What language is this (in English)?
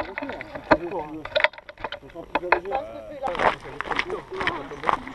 French